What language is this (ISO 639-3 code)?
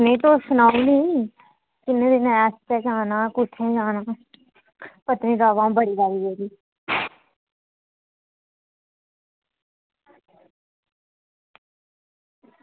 doi